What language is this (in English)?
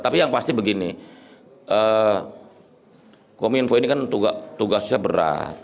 Indonesian